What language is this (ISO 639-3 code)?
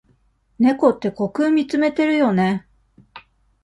jpn